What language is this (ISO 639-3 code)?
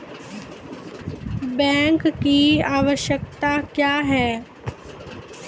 mai